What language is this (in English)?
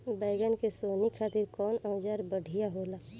Bhojpuri